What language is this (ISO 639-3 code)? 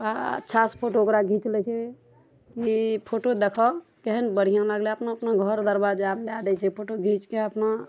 mai